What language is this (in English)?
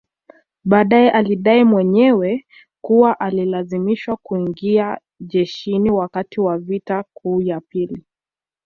Swahili